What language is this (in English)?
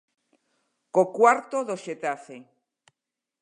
Galician